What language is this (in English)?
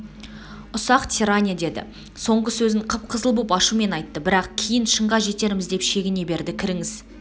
Kazakh